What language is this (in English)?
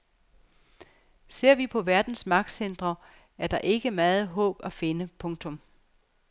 Danish